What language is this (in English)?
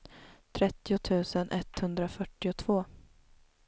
Swedish